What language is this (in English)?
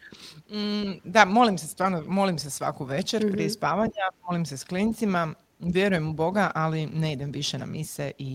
Croatian